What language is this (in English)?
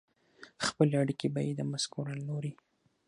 Pashto